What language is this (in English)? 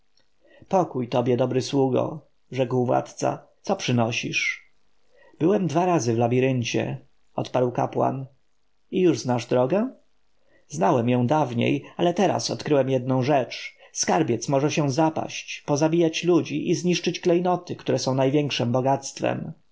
Polish